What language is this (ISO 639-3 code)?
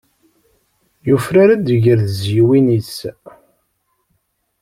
kab